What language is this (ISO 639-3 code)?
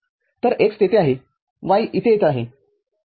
mar